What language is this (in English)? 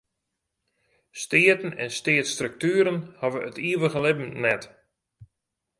Western Frisian